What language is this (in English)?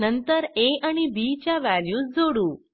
Marathi